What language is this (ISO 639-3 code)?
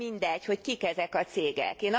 hun